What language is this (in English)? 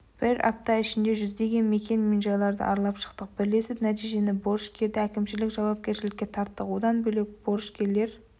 Kazakh